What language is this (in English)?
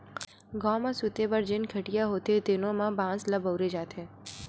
Chhattisgarhi